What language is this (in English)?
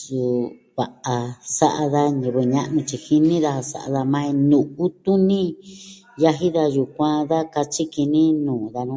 Southwestern Tlaxiaco Mixtec